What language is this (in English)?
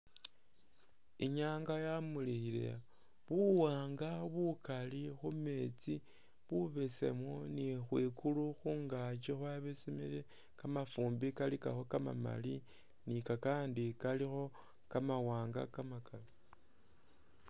Masaaba